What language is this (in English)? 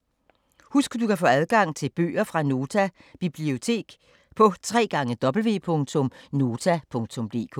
Danish